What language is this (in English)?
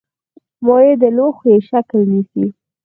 Pashto